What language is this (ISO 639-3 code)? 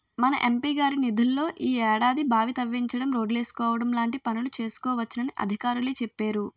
tel